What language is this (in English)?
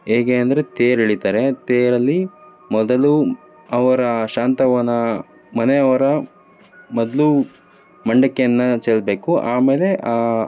Kannada